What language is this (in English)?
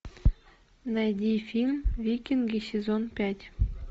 Russian